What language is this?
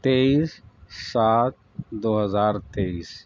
Urdu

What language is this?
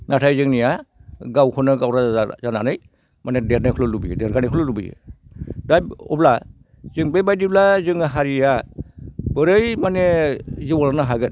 Bodo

